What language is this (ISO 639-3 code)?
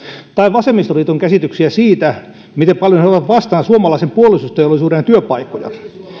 fin